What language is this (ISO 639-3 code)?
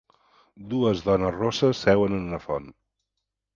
cat